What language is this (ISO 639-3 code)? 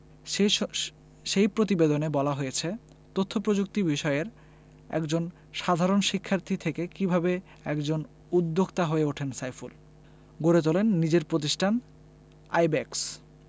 ben